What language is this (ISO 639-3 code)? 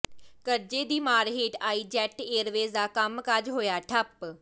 pan